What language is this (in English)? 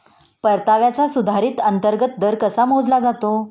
Marathi